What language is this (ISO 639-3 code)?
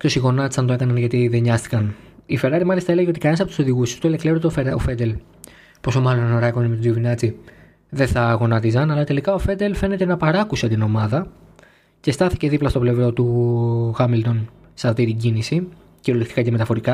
ell